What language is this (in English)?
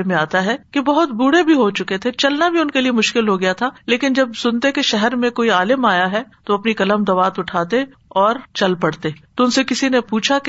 Urdu